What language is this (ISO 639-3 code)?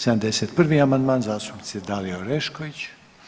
hrv